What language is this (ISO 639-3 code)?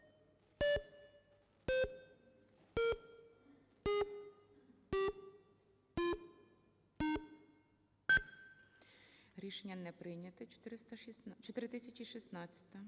ukr